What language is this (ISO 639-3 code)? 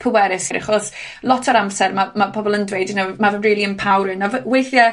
cym